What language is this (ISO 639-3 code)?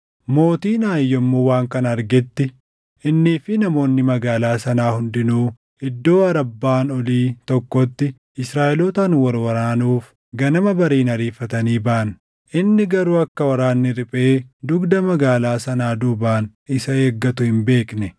orm